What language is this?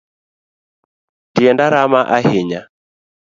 Luo (Kenya and Tanzania)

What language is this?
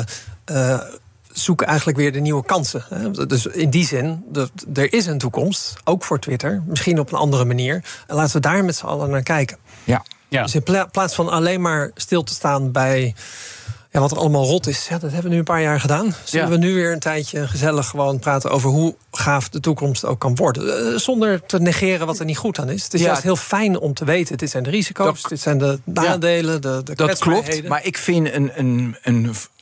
Dutch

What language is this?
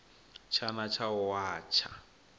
Venda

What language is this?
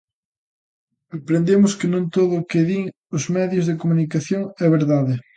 Galician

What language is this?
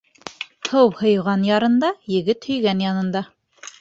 Bashkir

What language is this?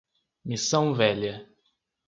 Portuguese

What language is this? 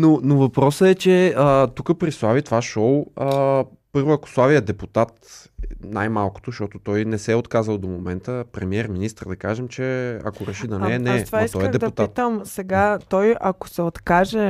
Bulgarian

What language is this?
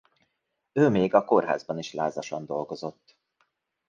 Hungarian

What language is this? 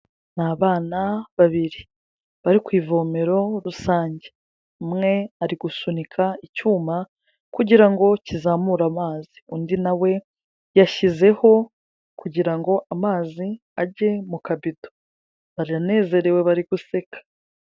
Kinyarwanda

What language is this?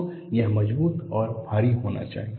Hindi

